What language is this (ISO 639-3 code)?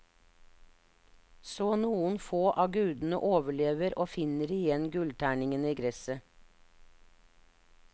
nor